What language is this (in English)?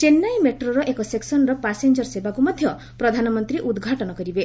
Odia